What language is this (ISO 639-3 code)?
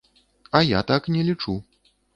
bel